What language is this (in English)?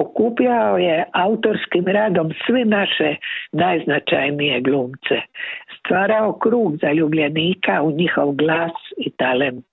Croatian